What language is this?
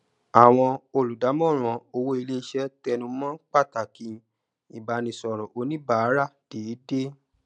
Yoruba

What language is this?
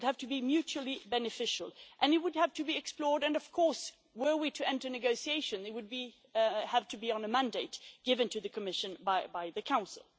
English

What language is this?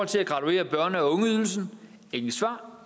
Danish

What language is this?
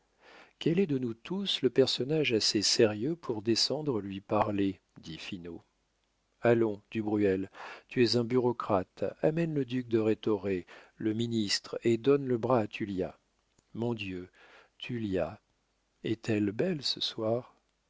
French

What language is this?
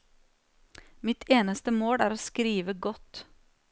Norwegian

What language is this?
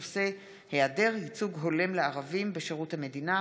Hebrew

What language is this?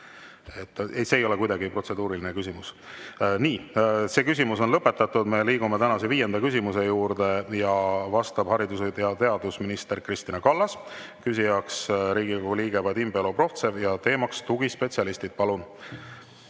Estonian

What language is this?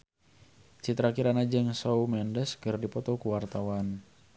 Sundanese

